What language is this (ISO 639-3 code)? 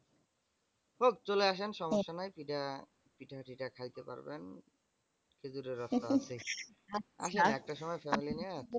ben